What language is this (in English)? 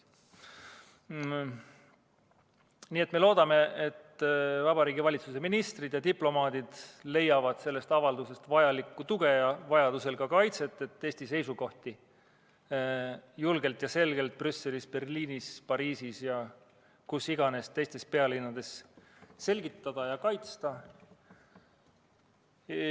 Estonian